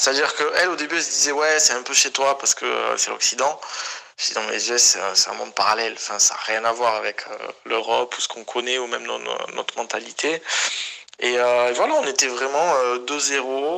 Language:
French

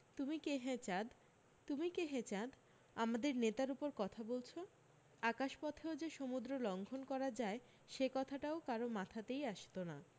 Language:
Bangla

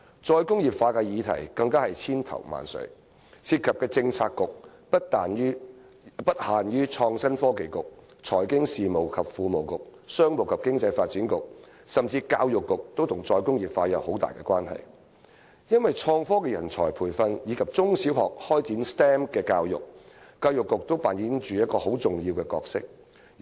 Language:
Cantonese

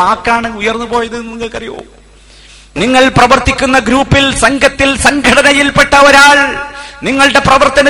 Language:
Malayalam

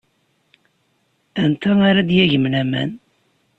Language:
Kabyle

